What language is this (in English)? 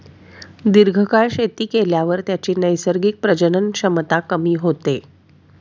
Marathi